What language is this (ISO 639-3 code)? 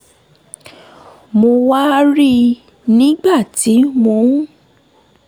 yor